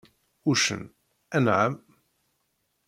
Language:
Kabyle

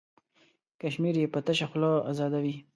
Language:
Pashto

